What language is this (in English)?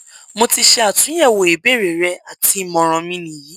Yoruba